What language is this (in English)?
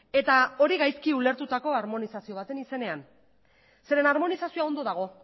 Basque